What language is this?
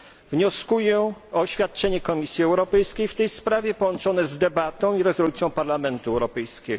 Polish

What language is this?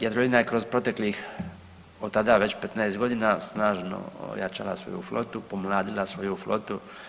Croatian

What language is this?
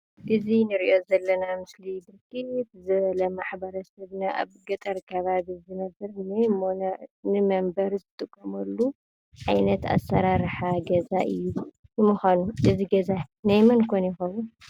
Tigrinya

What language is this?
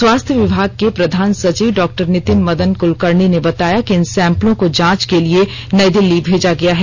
Hindi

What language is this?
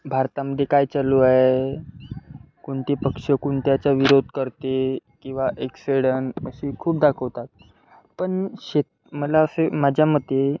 Marathi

